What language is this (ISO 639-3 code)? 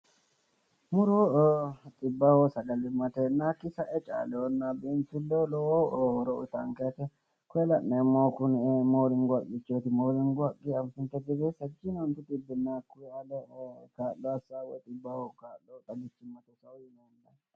sid